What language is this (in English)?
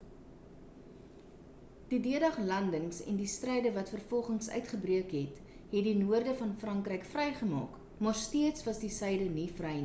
Afrikaans